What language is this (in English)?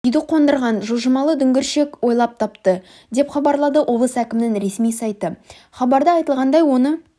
Kazakh